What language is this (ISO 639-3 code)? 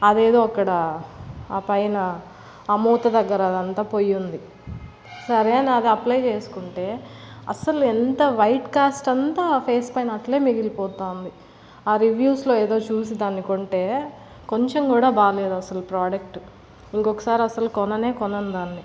tel